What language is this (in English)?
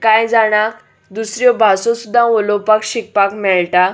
Konkani